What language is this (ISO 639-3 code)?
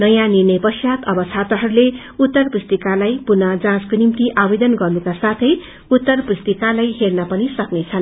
nep